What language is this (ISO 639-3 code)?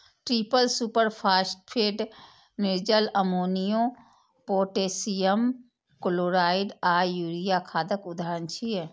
mai